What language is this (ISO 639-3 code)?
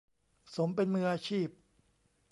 tha